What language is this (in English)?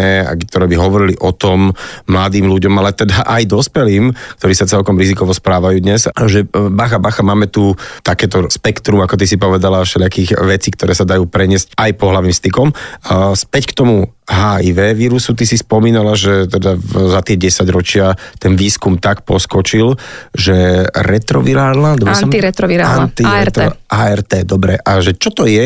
Slovak